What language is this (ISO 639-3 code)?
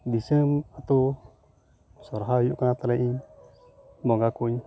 sat